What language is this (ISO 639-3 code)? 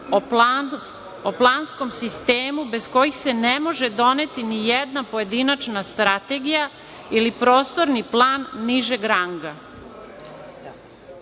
srp